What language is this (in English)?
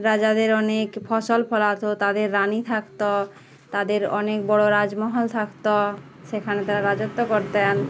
Bangla